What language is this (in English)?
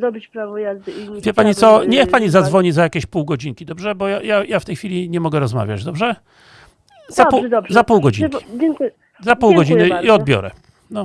Polish